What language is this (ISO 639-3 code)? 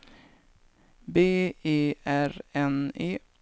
swe